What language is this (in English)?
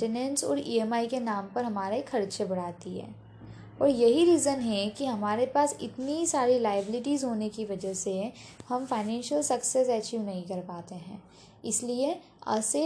Hindi